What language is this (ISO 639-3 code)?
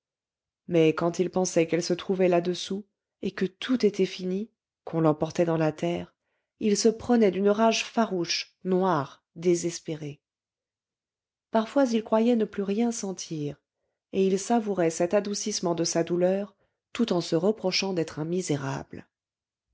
fra